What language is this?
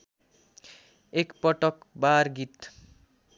Nepali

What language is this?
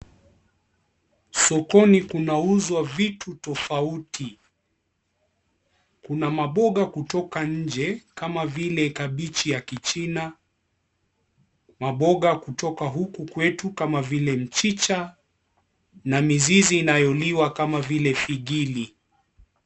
Swahili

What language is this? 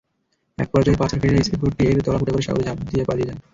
Bangla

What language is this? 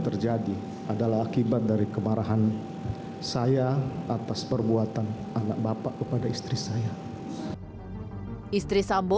Indonesian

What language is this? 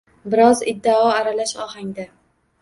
Uzbek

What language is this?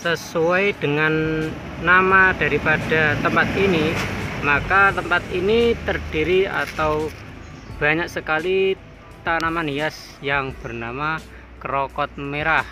Indonesian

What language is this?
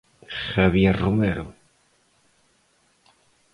Galician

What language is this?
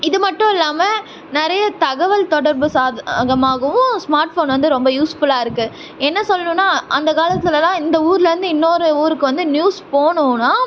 Tamil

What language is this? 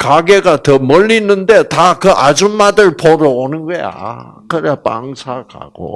Korean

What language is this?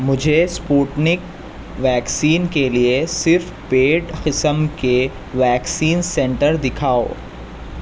Urdu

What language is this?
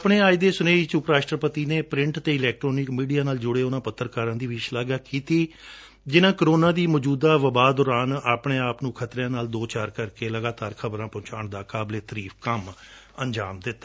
Punjabi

